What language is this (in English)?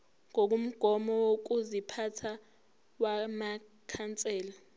Zulu